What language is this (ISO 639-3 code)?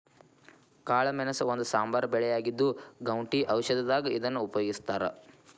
kan